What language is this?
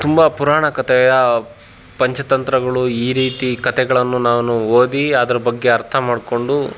Kannada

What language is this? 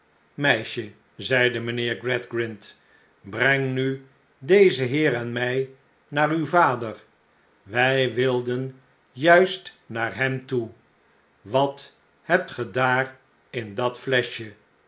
Dutch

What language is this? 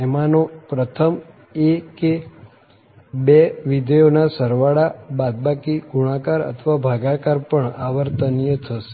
Gujarati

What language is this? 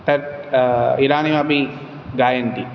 Sanskrit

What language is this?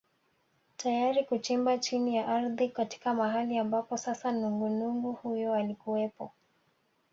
Swahili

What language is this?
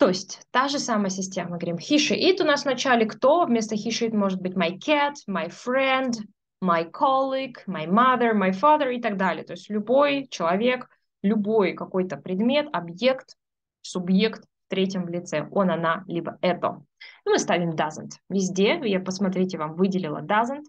Russian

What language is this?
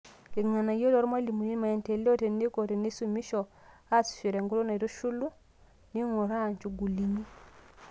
Masai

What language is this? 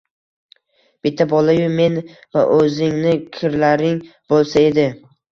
Uzbek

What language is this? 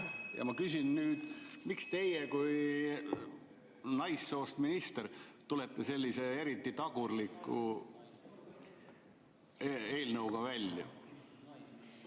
Estonian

